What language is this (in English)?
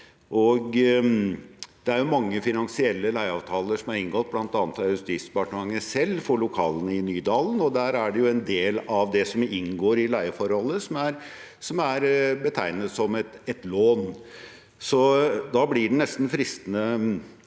Norwegian